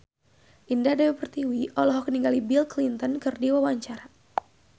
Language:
Sundanese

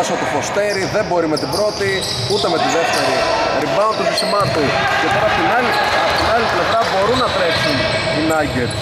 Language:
Greek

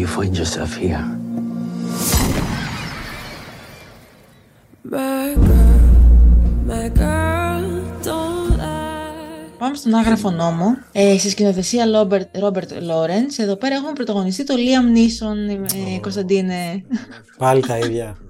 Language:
Greek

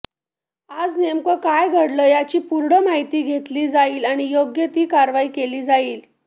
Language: Marathi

